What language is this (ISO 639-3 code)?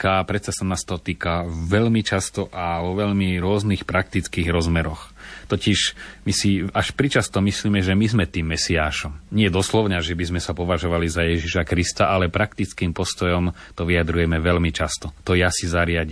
slk